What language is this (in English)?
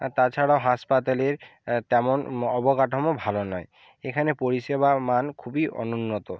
Bangla